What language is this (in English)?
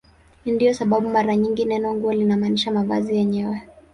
Swahili